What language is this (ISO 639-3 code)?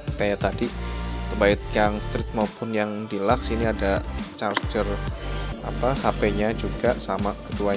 ind